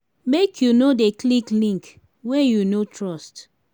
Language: Nigerian Pidgin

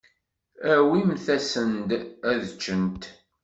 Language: Kabyle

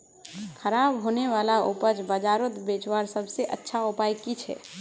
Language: Magahi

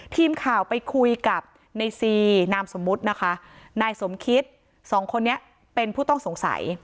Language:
Thai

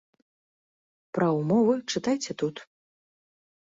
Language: Belarusian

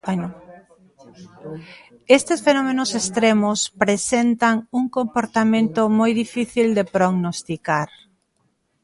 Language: Galician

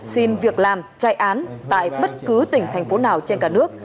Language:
Vietnamese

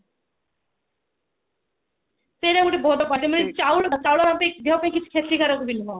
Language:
Odia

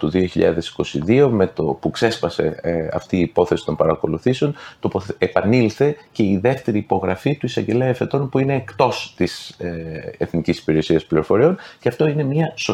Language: Greek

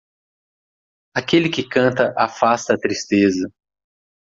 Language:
Portuguese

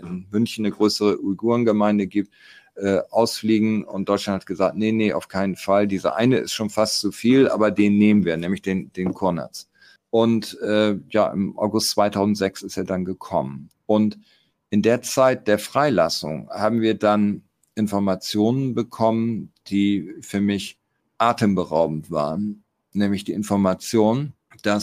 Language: German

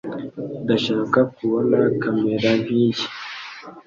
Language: Kinyarwanda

